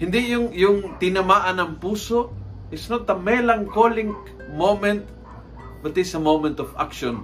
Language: Filipino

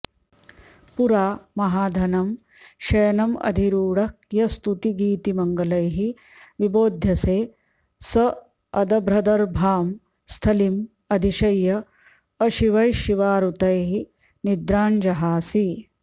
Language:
Sanskrit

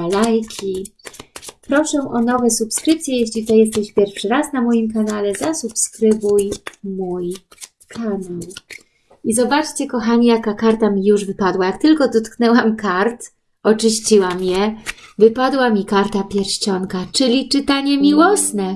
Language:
Polish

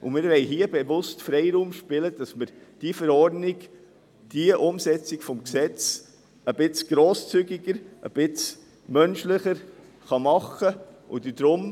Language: Swiss German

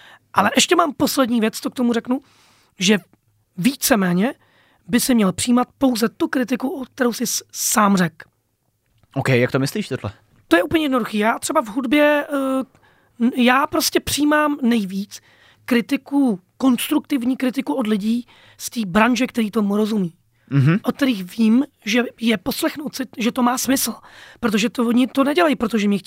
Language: Czech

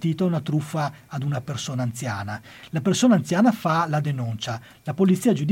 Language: Italian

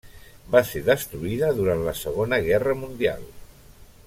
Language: Catalan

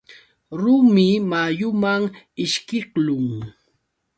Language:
Yauyos Quechua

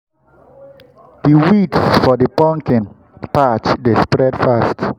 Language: Nigerian Pidgin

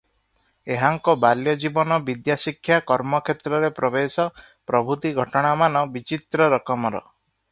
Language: Odia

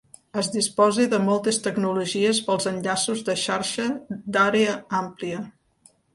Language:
Catalan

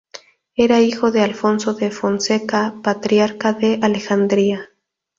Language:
Spanish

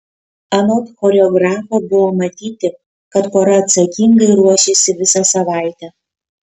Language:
Lithuanian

